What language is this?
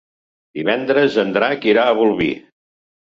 Catalan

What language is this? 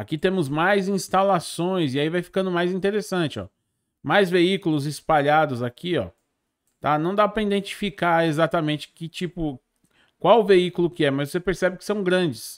Portuguese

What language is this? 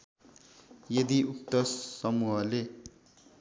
Nepali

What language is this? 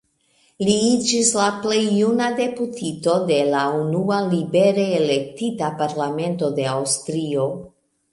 Esperanto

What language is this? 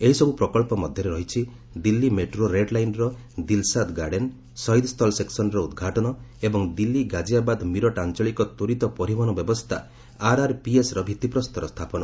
Odia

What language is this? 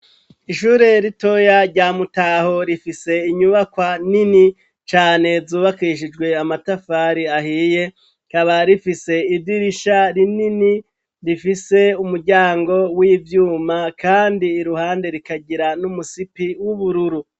Rundi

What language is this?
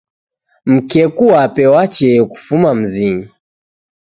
Taita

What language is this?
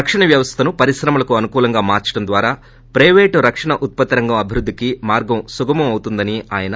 Telugu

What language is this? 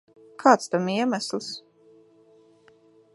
Latvian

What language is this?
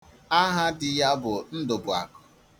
Igbo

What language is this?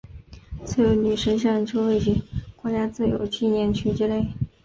Chinese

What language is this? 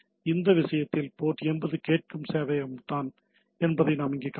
Tamil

